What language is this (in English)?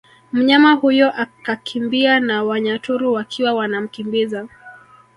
Swahili